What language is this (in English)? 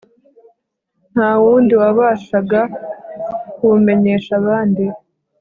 Kinyarwanda